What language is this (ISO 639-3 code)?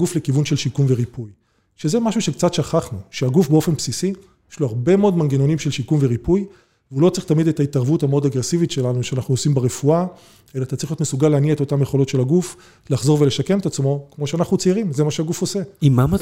heb